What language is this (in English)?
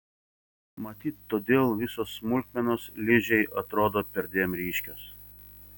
Lithuanian